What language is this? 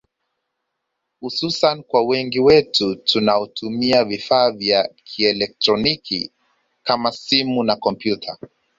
Swahili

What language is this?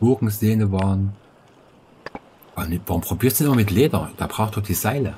German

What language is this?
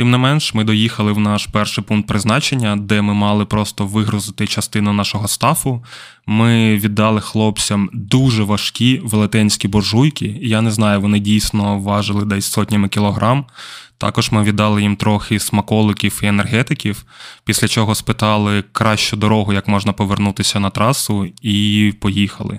Ukrainian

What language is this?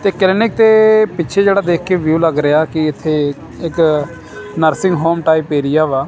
Punjabi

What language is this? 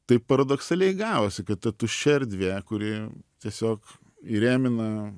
Lithuanian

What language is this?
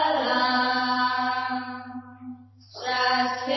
Assamese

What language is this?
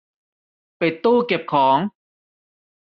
Thai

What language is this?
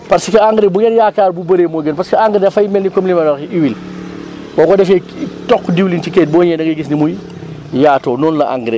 Wolof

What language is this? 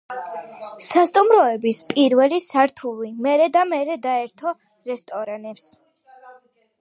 Georgian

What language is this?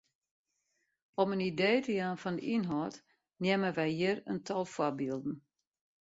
Western Frisian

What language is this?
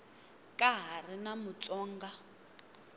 Tsonga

